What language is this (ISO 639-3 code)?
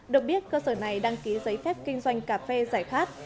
vie